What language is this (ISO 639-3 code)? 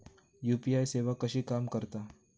mar